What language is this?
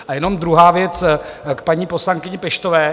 Czech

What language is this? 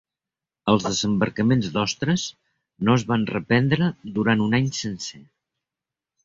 Catalan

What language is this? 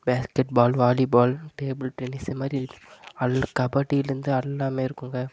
Tamil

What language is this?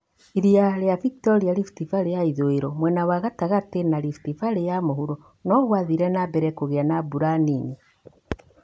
Kikuyu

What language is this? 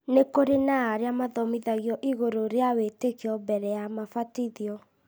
Kikuyu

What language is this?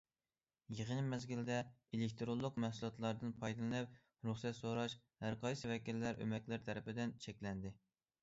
Uyghur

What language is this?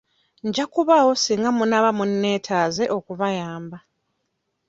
Ganda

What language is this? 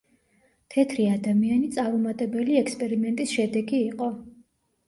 Georgian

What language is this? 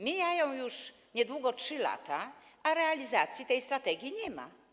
Polish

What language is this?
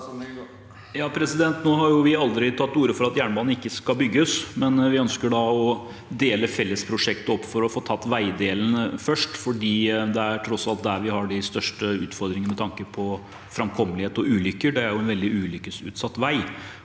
Norwegian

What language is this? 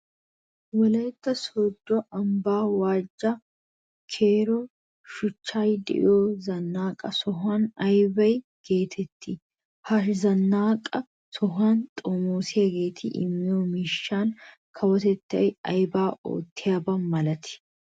Wolaytta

